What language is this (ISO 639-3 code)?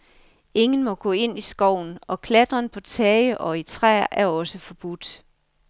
dan